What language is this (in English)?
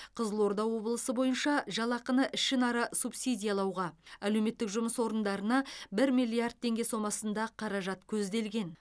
Kazakh